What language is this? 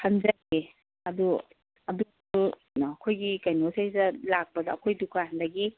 Manipuri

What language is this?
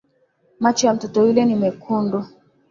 Swahili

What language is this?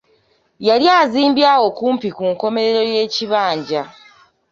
Ganda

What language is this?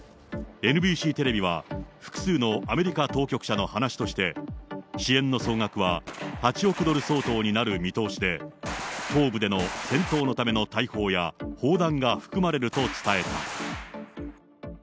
Japanese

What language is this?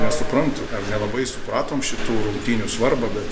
Lithuanian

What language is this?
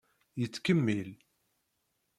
Kabyle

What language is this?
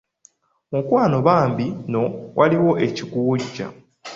Ganda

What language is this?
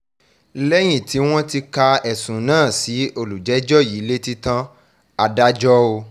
Yoruba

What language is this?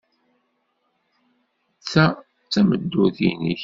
Kabyle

